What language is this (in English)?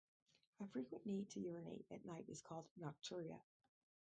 English